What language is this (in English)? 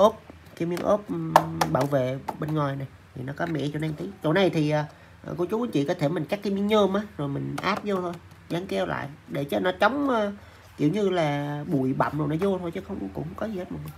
Vietnamese